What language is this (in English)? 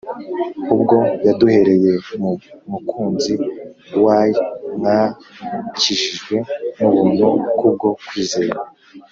Kinyarwanda